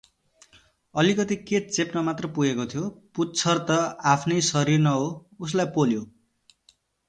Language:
Nepali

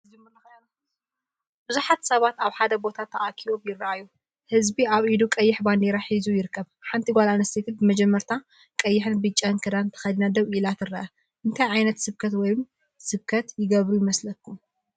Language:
Tigrinya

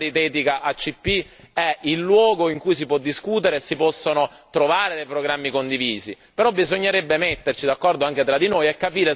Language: Italian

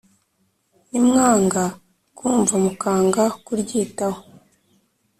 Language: Kinyarwanda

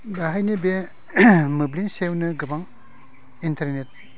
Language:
Bodo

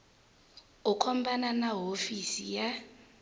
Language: Tsonga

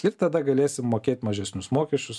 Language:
Lithuanian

